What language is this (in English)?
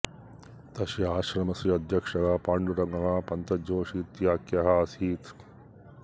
Sanskrit